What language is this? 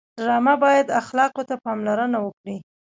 Pashto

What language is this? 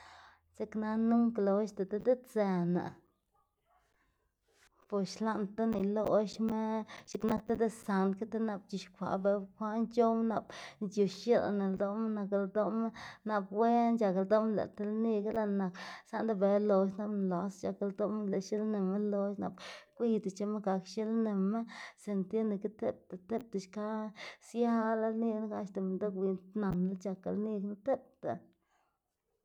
Xanaguía Zapotec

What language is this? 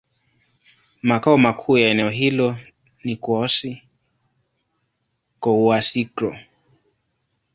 Swahili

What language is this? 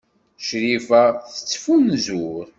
Kabyle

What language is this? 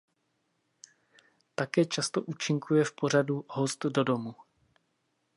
Czech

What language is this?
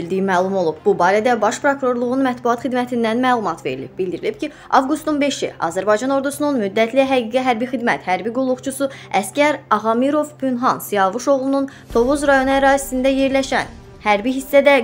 Turkish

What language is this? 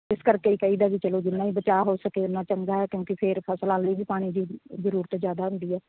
Punjabi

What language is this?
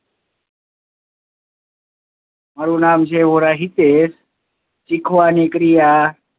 Gujarati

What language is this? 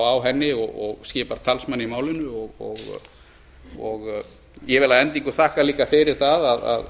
Icelandic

